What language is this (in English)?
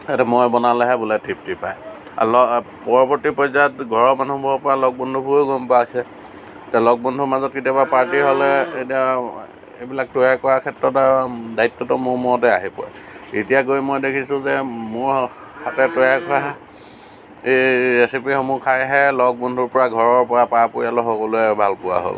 Assamese